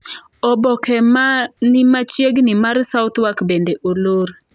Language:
Luo (Kenya and Tanzania)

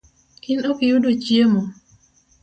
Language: Luo (Kenya and Tanzania)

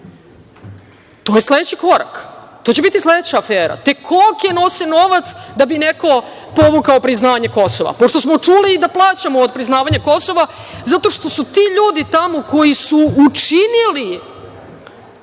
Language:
Serbian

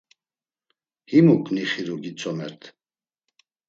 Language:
Laz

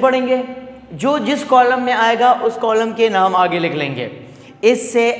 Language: Hindi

